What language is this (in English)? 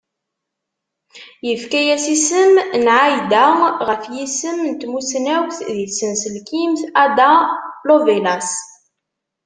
Kabyle